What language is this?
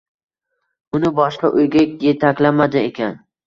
Uzbek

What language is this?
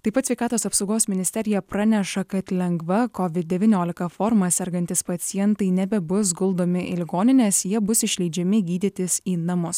Lithuanian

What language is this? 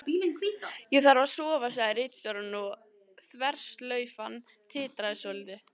Icelandic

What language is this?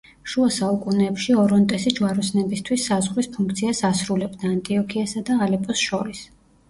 Georgian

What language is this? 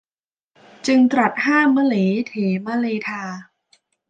Thai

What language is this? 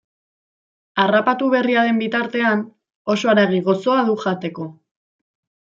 Basque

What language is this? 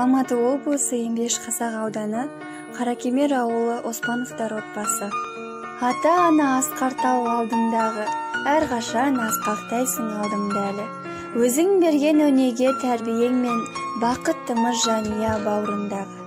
Russian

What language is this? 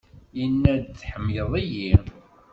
Kabyle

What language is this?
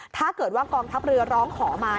Thai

